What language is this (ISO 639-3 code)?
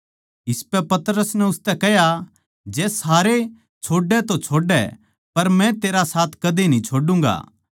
bgc